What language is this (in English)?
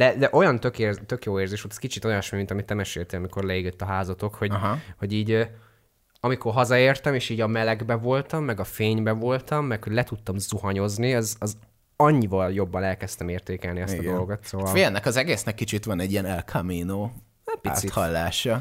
Hungarian